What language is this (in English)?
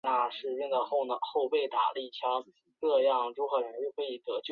Chinese